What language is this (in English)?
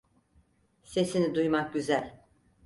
Turkish